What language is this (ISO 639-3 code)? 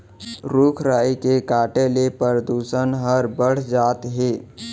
hne